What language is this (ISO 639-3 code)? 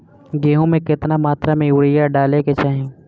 bho